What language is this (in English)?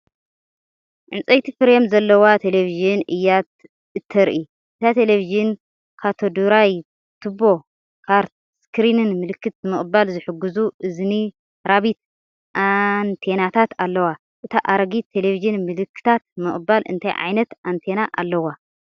Tigrinya